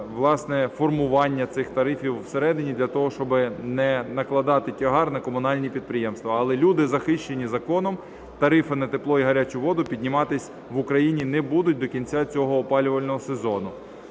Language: Ukrainian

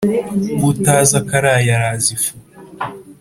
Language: Kinyarwanda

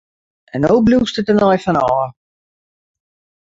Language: Western Frisian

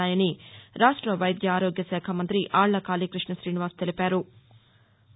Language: Telugu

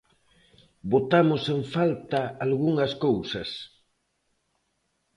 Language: Galician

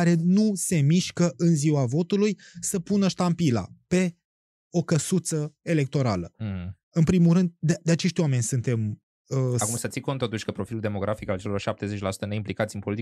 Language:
Romanian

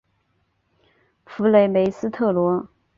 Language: Chinese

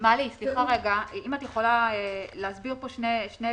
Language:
Hebrew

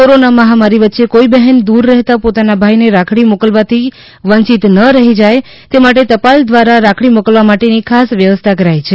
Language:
Gujarati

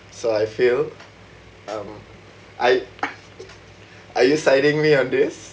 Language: English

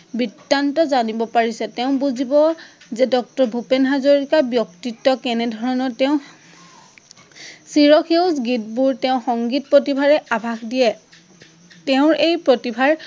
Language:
Assamese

